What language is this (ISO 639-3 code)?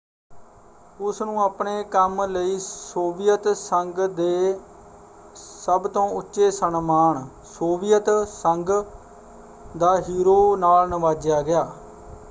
pan